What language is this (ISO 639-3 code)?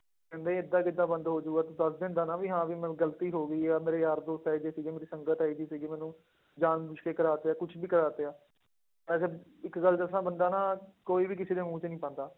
pan